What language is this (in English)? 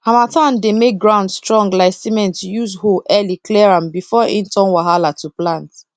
Nigerian Pidgin